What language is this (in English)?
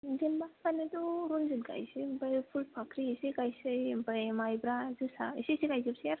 Bodo